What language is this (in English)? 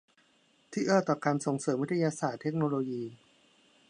Thai